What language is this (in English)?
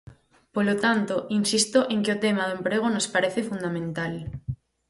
Galician